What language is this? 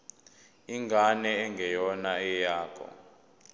Zulu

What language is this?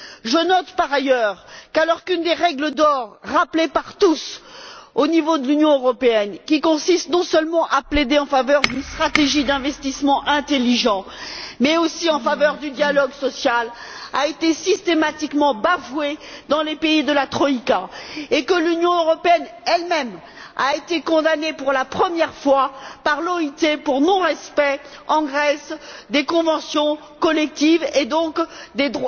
French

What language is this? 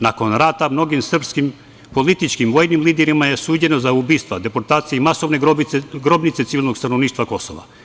Serbian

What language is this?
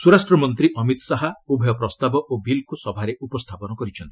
Odia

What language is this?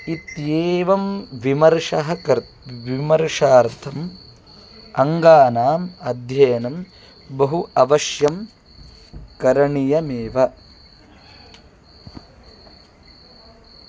Sanskrit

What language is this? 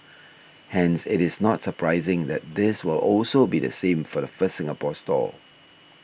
English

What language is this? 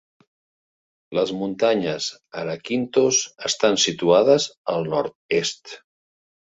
Catalan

